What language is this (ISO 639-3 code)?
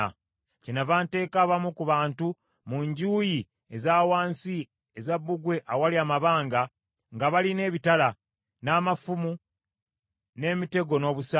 lug